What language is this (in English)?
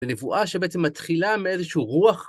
Hebrew